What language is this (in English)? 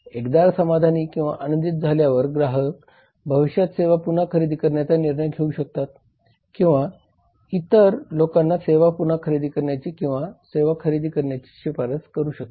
Marathi